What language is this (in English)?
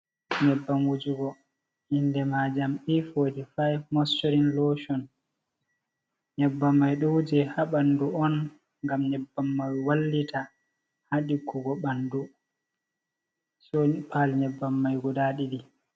Fula